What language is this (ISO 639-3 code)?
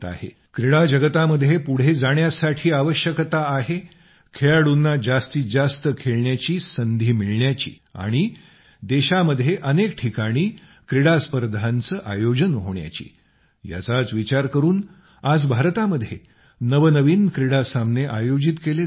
mar